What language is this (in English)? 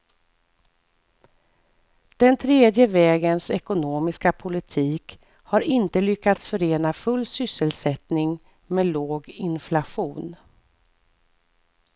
Swedish